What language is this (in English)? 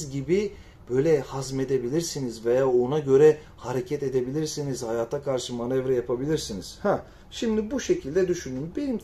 Turkish